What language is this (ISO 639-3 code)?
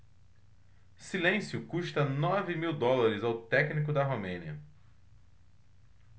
por